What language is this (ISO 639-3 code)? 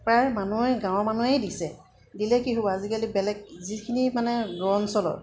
asm